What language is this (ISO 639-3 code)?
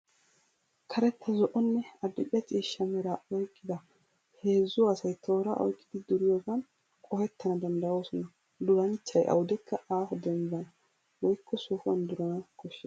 wal